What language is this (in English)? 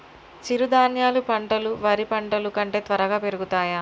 Telugu